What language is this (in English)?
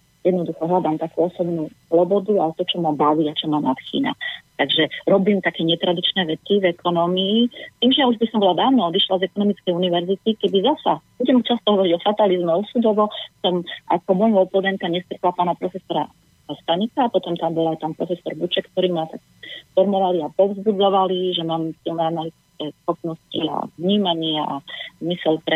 Slovak